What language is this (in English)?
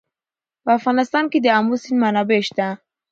Pashto